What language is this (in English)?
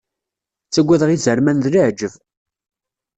Kabyle